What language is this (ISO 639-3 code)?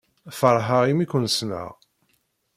kab